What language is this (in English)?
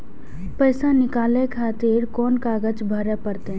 Maithili